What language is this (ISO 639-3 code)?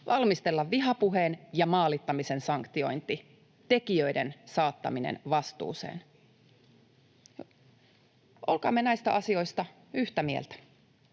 fin